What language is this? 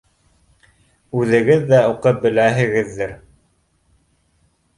Bashkir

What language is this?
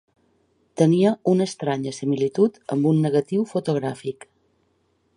Catalan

